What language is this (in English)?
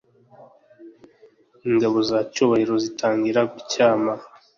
Kinyarwanda